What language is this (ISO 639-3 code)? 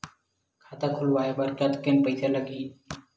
hne